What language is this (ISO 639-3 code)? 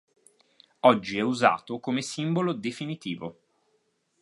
ita